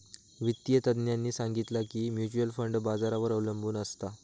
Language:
Marathi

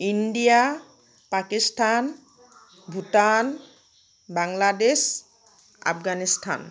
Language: Assamese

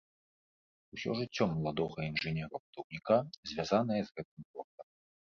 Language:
Belarusian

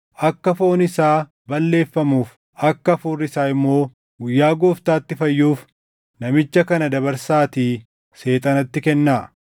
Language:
Oromo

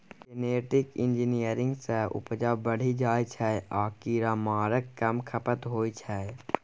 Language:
Maithili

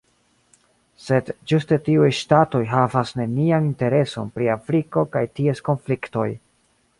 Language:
Esperanto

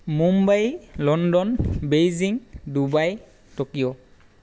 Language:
Assamese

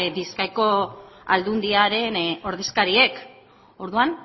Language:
Basque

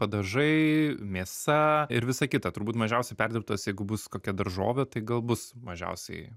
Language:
Lithuanian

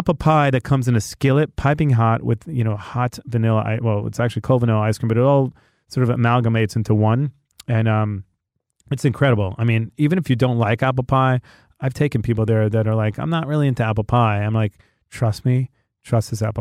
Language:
English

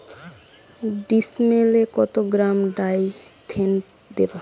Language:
Bangla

